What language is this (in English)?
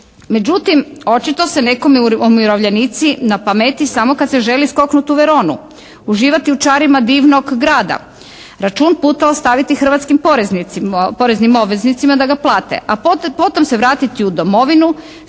Croatian